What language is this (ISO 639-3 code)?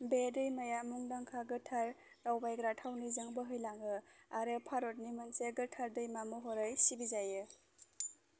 brx